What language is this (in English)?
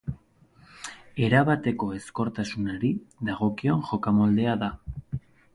Basque